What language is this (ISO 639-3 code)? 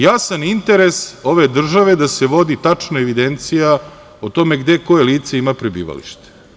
srp